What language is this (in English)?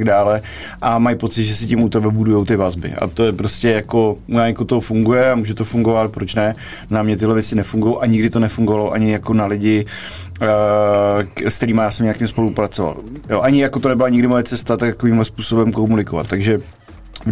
Czech